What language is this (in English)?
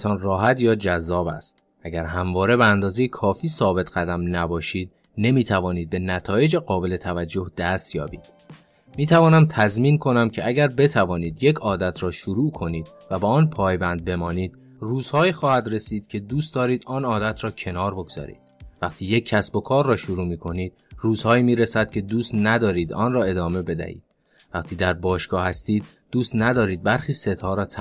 Persian